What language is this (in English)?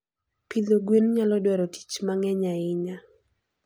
Luo (Kenya and Tanzania)